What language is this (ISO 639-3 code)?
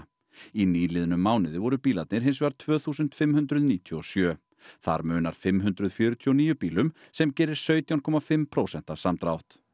isl